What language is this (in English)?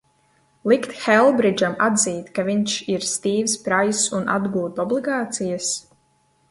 Latvian